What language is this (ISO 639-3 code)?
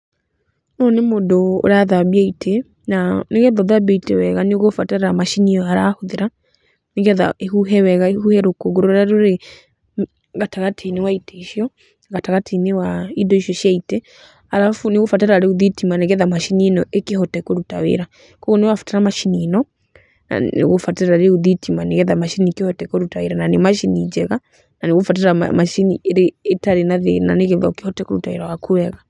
kik